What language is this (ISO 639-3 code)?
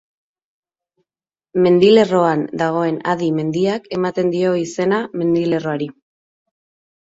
eus